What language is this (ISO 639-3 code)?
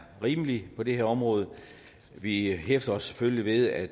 dan